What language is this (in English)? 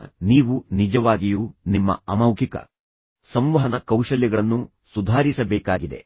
Kannada